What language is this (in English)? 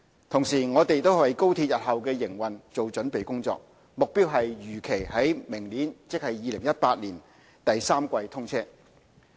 Cantonese